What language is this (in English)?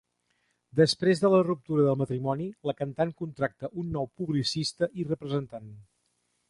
Catalan